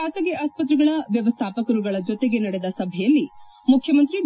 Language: Kannada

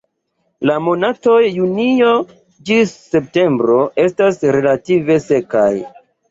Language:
Esperanto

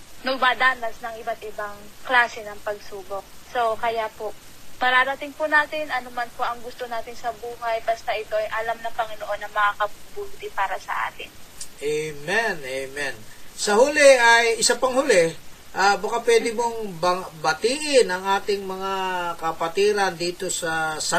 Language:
Filipino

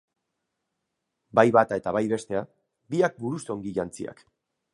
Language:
Basque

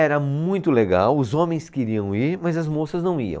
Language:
Portuguese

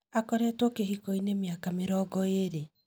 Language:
Kikuyu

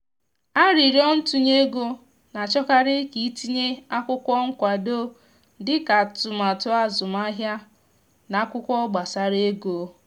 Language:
Igbo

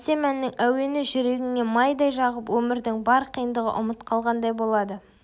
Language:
Kazakh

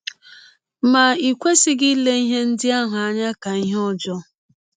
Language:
Igbo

